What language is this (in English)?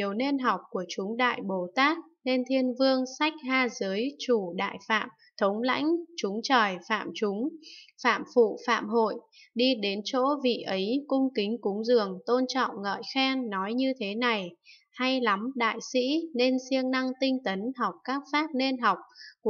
Vietnamese